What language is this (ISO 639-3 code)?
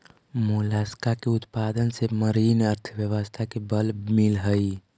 mag